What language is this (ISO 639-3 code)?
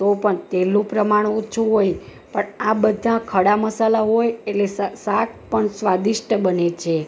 guj